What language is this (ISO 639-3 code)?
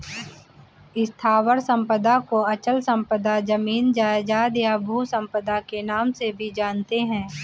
hin